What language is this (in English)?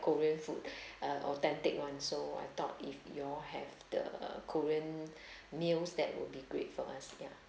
English